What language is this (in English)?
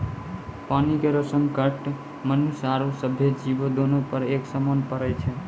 Maithili